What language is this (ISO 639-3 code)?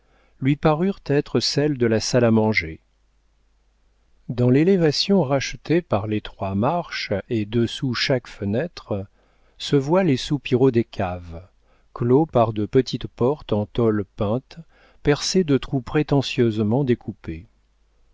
fra